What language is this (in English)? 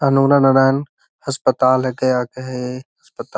Magahi